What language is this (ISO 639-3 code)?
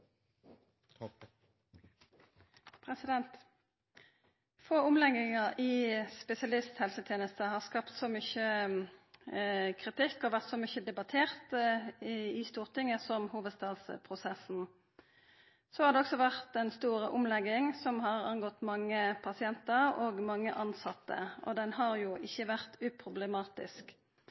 nor